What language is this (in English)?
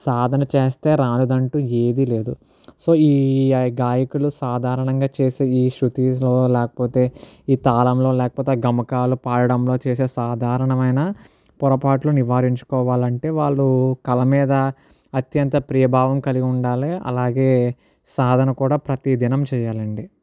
Telugu